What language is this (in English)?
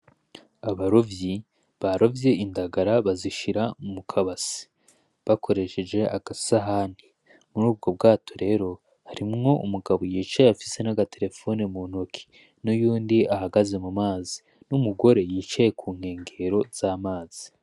Rundi